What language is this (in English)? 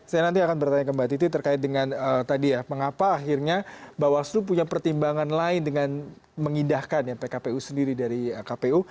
Indonesian